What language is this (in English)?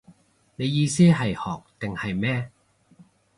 Cantonese